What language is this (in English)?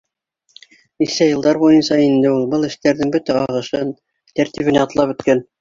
Bashkir